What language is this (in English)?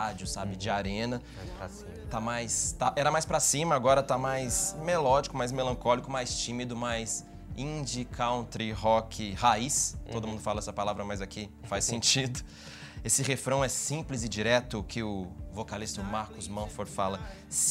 Portuguese